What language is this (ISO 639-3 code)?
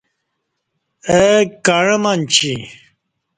bsh